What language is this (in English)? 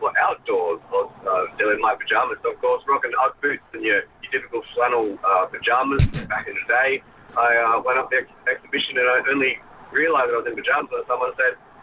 English